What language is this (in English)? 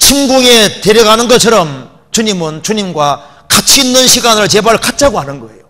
Korean